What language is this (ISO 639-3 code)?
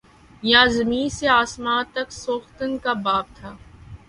urd